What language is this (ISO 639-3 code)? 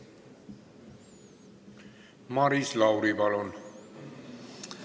est